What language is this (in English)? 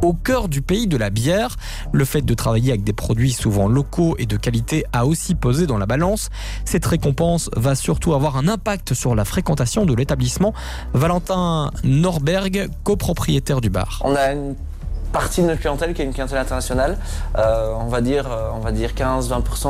French